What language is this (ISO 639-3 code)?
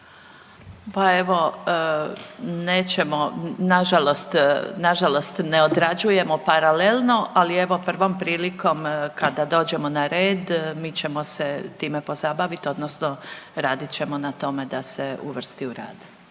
hrv